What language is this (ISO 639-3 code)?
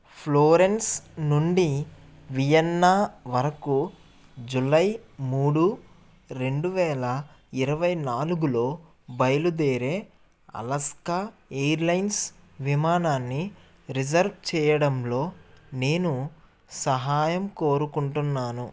tel